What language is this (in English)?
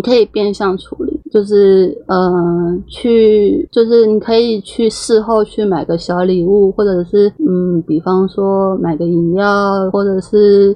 Chinese